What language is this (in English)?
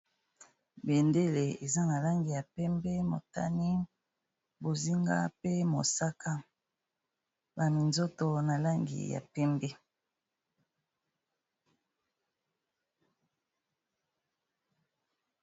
Lingala